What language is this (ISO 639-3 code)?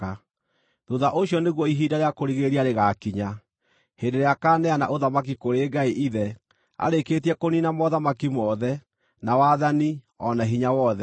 kik